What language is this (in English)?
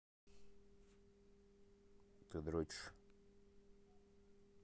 Russian